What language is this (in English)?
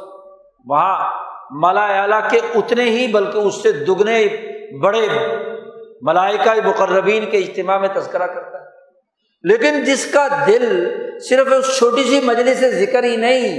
Urdu